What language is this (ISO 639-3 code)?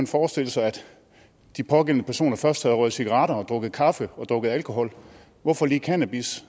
dan